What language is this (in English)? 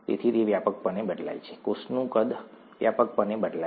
Gujarati